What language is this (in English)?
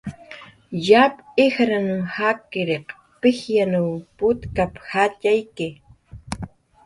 Jaqaru